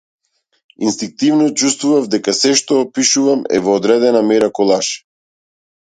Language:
Macedonian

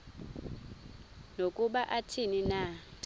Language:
Xhosa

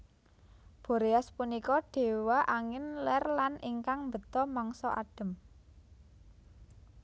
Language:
Javanese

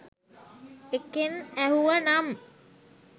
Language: Sinhala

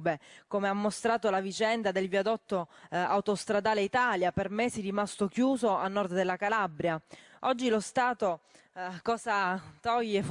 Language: Italian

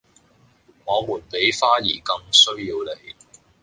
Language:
Cantonese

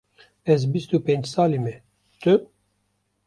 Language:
Kurdish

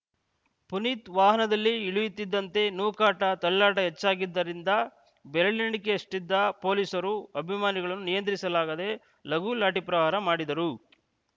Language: Kannada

